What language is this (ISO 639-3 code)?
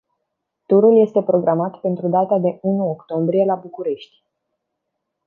ron